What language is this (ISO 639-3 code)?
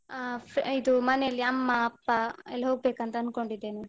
kan